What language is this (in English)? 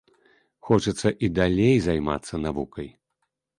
Belarusian